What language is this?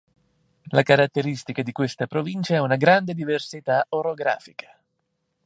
Italian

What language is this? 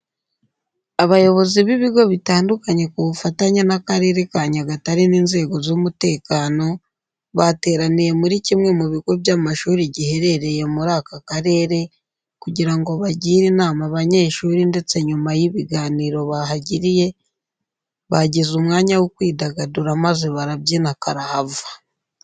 Kinyarwanda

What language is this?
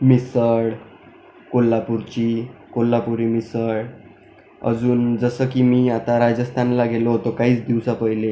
Marathi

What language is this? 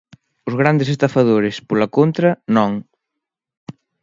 Galician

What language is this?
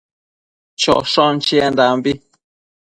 Matsés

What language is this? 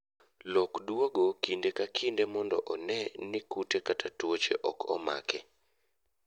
Luo (Kenya and Tanzania)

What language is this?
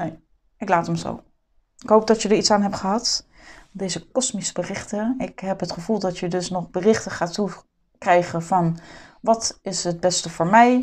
Dutch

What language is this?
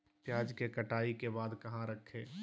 Magahi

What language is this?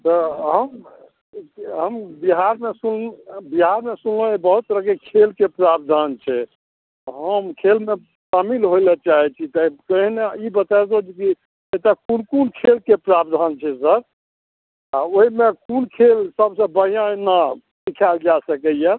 Maithili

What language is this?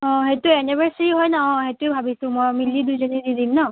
Assamese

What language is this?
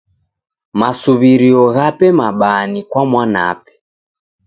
Taita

